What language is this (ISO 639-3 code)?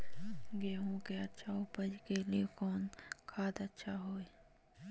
mag